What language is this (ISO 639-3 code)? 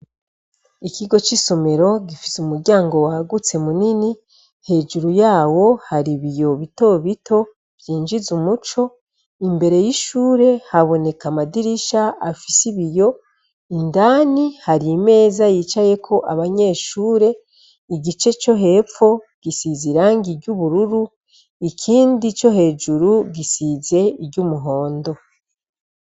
run